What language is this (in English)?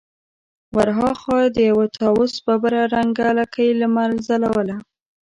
Pashto